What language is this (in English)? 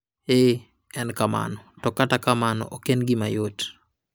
Luo (Kenya and Tanzania)